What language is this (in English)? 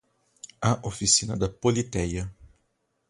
Portuguese